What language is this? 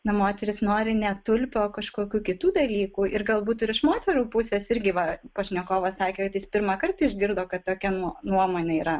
Lithuanian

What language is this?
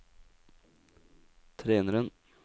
Norwegian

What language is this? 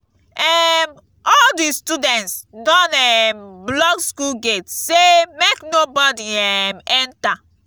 Nigerian Pidgin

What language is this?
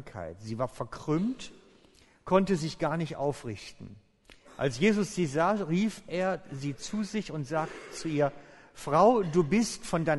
German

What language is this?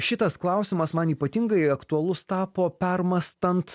Lithuanian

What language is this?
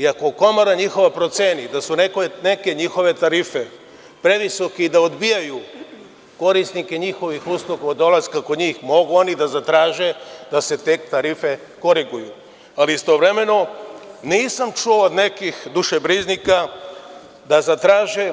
Serbian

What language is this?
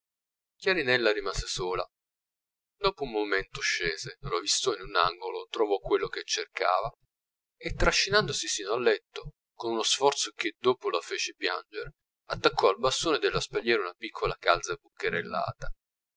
Italian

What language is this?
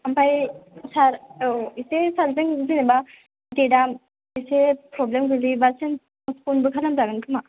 Bodo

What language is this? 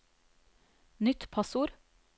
Norwegian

